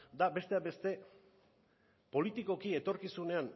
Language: Basque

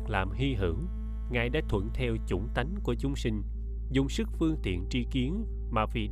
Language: Vietnamese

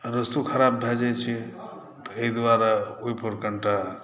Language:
Maithili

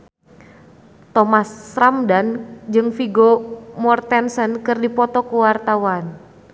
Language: Sundanese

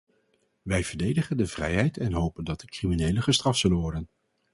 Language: Dutch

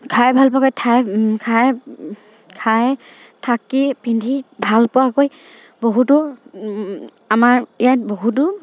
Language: Assamese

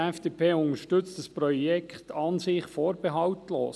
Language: Swiss German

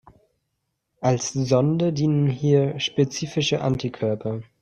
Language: German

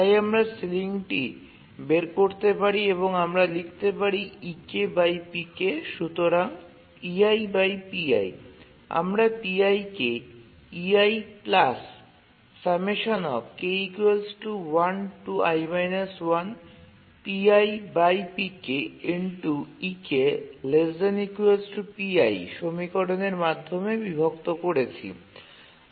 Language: Bangla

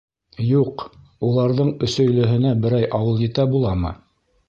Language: Bashkir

